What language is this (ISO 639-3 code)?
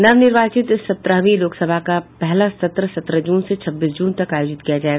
hin